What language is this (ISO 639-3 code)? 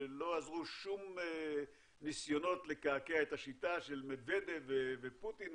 heb